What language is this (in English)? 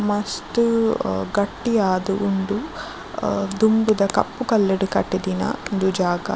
Tulu